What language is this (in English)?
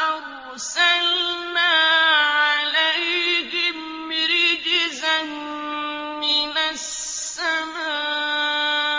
Arabic